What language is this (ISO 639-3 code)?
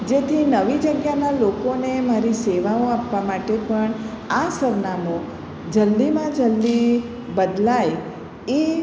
guj